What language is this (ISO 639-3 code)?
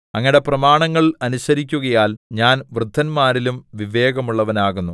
mal